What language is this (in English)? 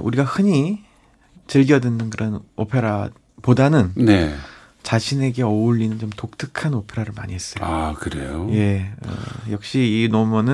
Korean